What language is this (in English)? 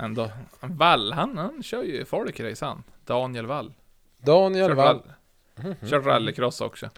Swedish